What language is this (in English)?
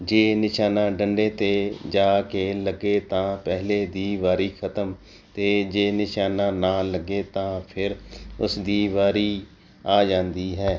Punjabi